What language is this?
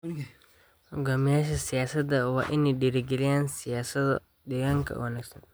Somali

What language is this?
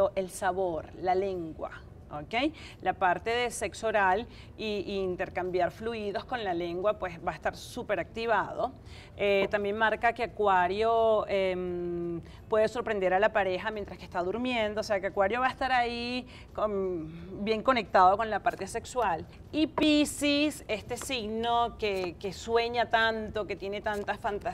Spanish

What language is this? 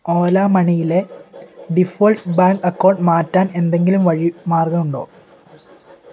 Malayalam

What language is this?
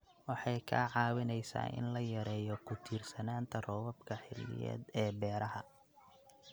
Somali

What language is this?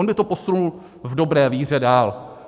Czech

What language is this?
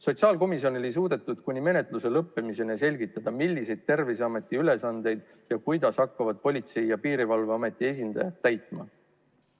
Estonian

